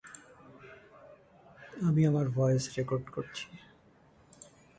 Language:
Bangla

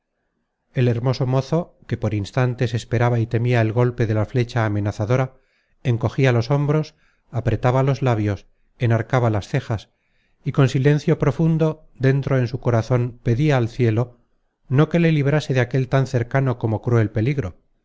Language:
Spanish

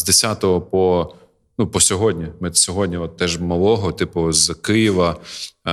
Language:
Ukrainian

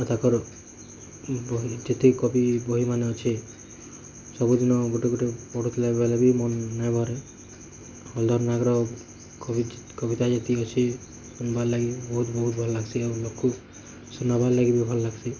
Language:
Odia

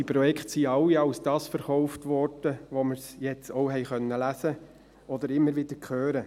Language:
Swiss German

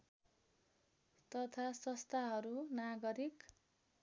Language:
Nepali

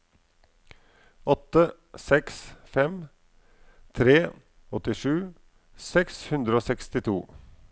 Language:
Norwegian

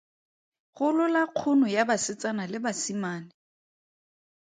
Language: Tswana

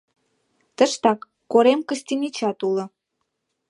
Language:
Mari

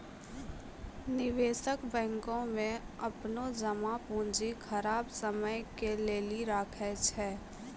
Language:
Maithili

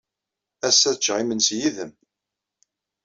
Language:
Kabyle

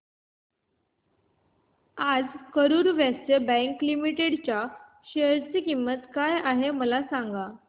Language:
Marathi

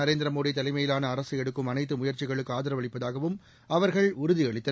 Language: Tamil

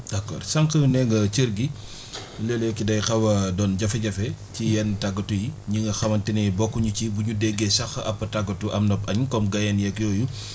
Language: Wolof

